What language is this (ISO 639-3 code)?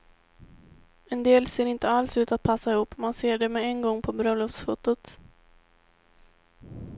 swe